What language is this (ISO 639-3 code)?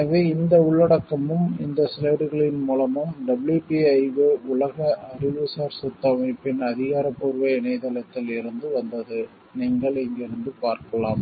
tam